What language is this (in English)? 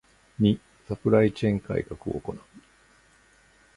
Japanese